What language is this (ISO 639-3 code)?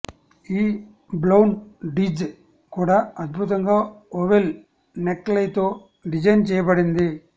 tel